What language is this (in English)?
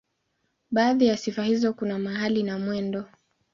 Swahili